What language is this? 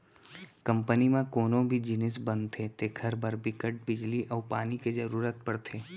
Chhattisgarhi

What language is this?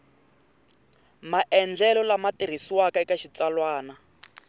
Tsonga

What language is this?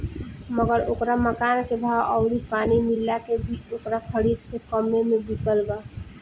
Bhojpuri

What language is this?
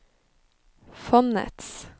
Norwegian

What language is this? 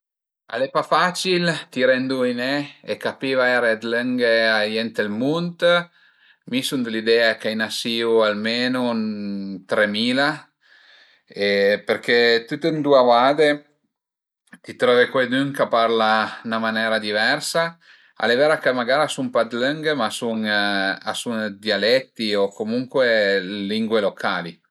Piedmontese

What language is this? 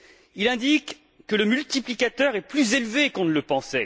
French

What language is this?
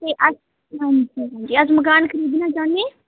Dogri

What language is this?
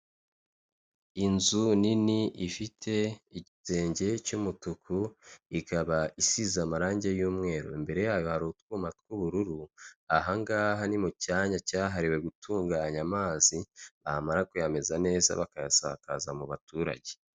Kinyarwanda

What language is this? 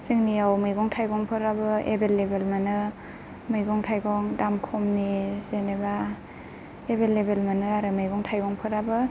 Bodo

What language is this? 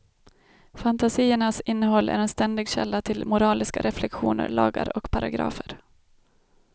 Swedish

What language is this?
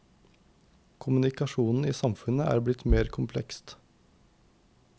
Norwegian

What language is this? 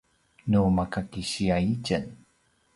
Paiwan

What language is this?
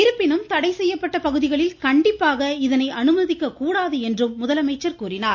Tamil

